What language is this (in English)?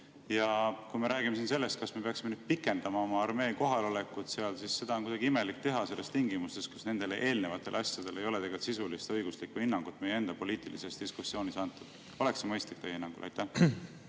Estonian